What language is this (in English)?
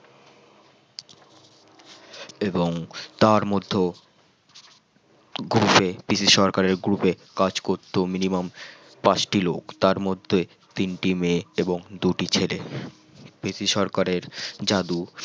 Bangla